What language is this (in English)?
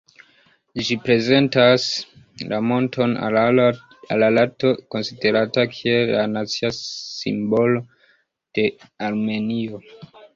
Esperanto